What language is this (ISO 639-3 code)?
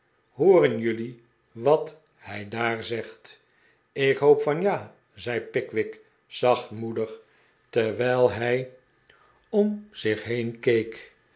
nld